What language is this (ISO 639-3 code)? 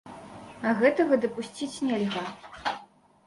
bel